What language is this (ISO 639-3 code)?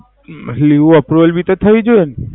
guj